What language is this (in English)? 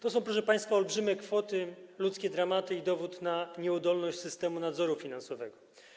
Polish